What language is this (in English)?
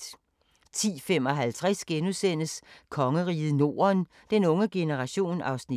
Danish